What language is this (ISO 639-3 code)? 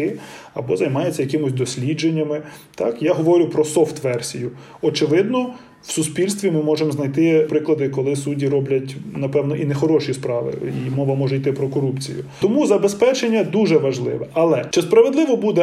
ukr